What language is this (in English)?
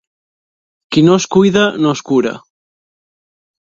Catalan